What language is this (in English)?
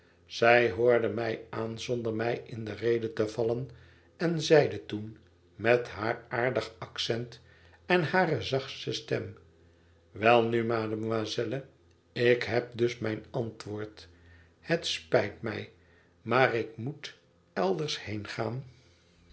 Dutch